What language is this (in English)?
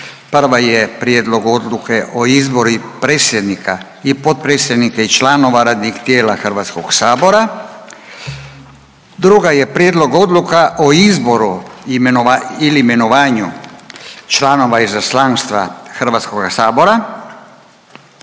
Croatian